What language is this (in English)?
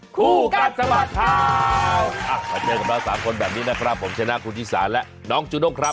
Thai